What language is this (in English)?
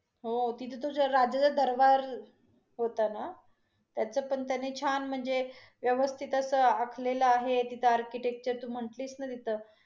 Marathi